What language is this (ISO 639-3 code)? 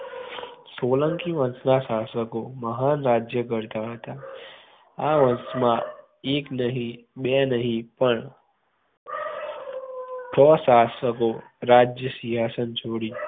guj